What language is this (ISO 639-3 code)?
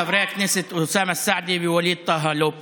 heb